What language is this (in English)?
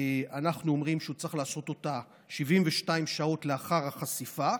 Hebrew